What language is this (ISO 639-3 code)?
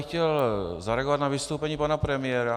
ces